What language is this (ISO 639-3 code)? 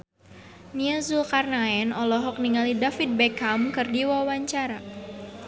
sun